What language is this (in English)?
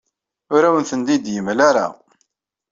Kabyle